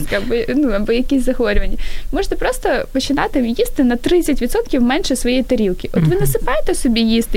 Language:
Ukrainian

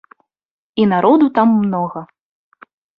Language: Belarusian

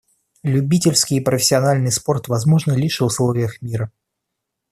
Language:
Russian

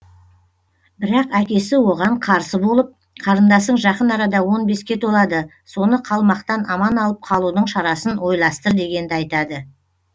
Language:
Kazakh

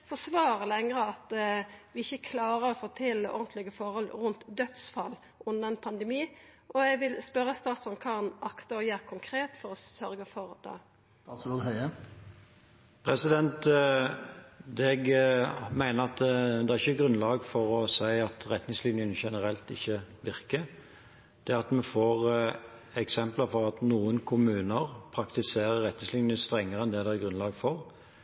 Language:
Norwegian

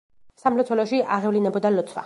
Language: Georgian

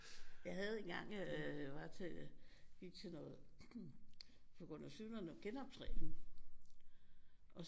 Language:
Danish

